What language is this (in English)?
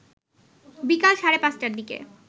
Bangla